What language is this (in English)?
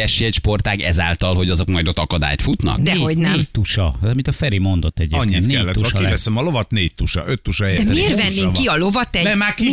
Hungarian